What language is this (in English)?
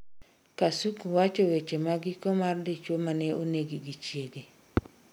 Luo (Kenya and Tanzania)